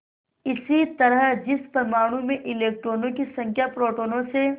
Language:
Hindi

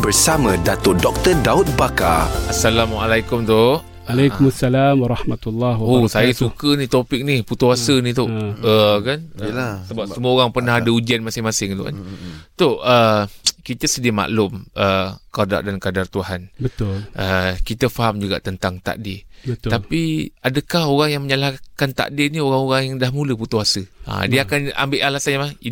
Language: Malay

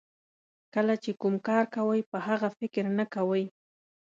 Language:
Pashto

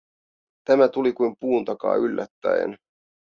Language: Finnish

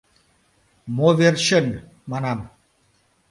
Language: Mari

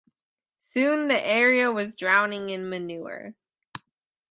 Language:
English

